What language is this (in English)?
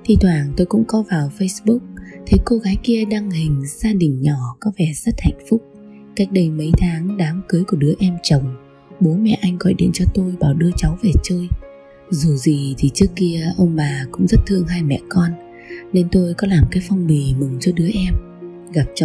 Vietnamese